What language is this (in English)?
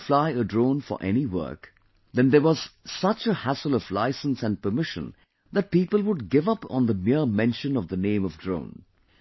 English